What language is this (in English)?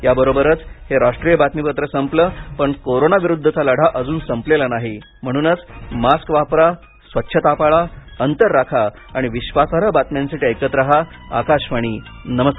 Marathi